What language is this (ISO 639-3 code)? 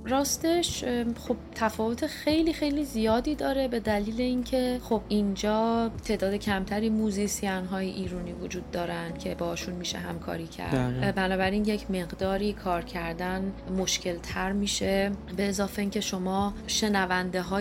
fas